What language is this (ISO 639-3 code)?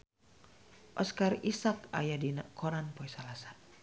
sun